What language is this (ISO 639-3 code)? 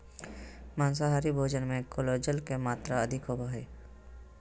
mag